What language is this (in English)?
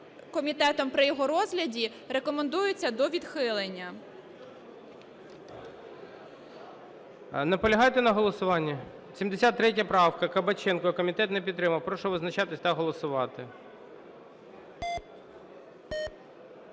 Ukrainian